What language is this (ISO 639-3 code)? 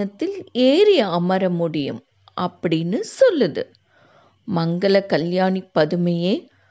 tam